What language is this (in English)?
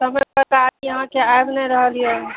Maithili